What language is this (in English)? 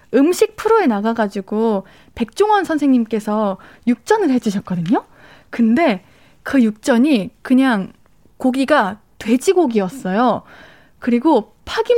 Korean